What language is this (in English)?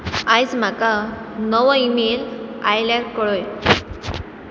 Konkani